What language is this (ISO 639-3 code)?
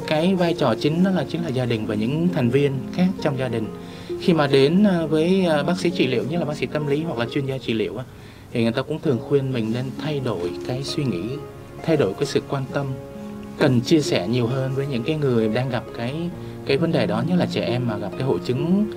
vie